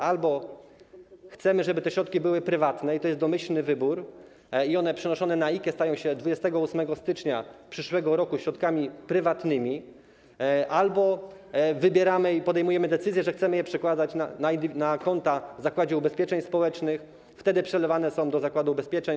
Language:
Polish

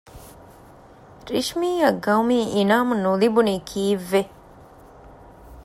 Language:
Divehi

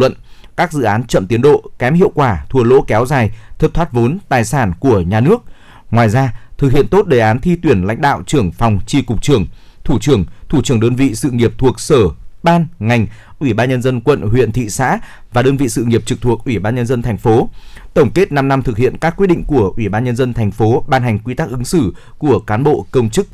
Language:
Vietnamese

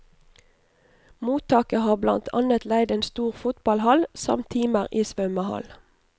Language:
Norwegian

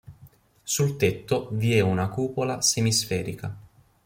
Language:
Italian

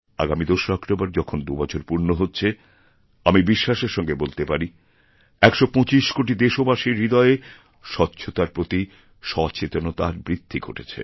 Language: Bangla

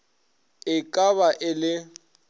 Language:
Northern Sotho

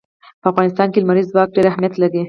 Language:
Pashto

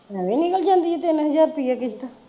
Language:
Punjabi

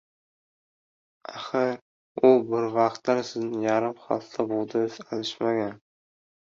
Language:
Uzbek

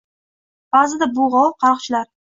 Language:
Uzbek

